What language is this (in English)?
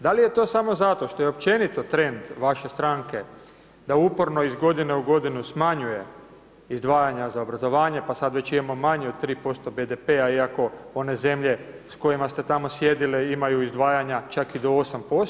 Croatian